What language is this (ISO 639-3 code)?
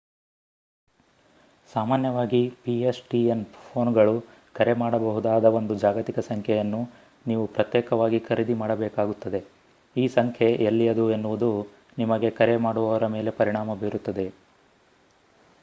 kan